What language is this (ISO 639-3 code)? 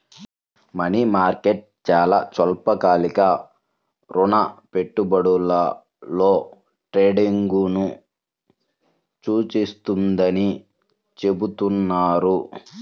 tel